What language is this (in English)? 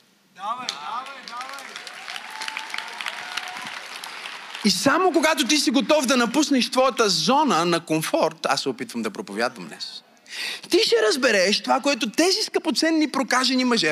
Bulgarian